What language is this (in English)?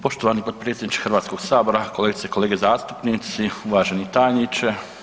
Croatian